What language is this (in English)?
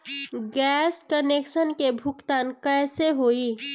Bhojpuri